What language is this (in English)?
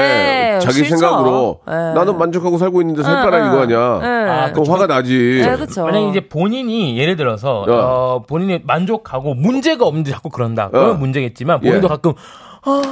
Korean